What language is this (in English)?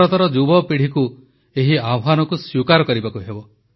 Odia